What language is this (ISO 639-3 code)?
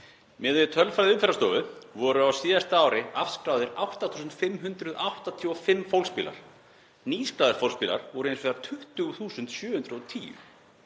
isl